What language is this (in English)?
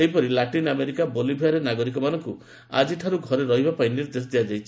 Odia